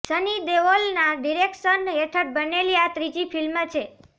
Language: Gujarati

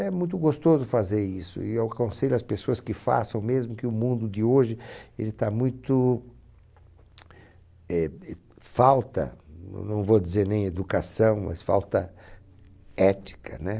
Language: Portuguese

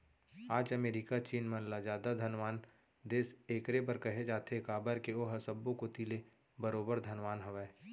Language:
Chhattisgarhi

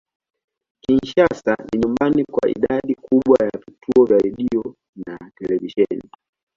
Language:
Swahili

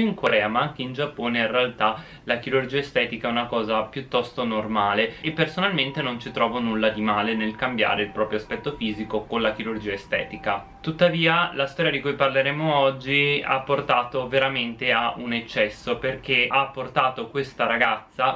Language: Italian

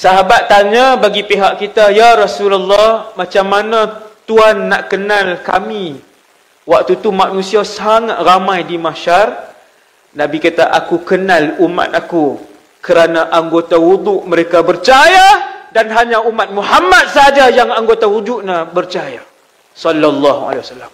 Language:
Malay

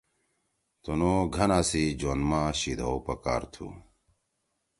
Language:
Torwali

